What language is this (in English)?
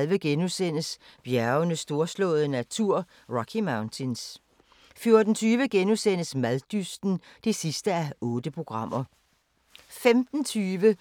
Danish